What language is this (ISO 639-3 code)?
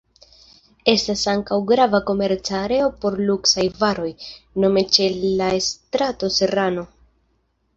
epo